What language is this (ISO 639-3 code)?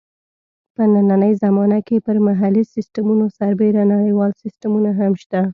pus